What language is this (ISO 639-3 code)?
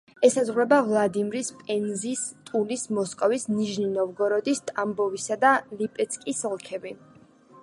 kat